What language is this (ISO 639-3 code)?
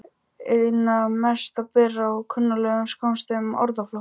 isl